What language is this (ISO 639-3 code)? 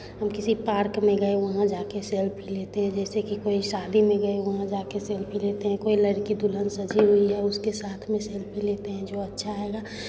hin